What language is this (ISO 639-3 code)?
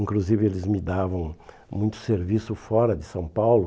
por